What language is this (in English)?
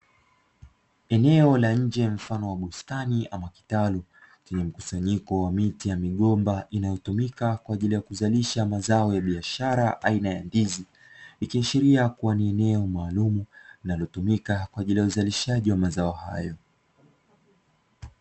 Swahili